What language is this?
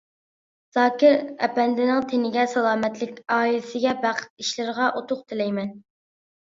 Uyghur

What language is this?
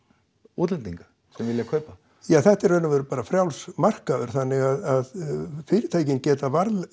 Icelandic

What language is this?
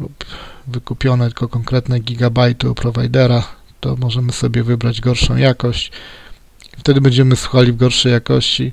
Polish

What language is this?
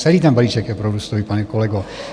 Czech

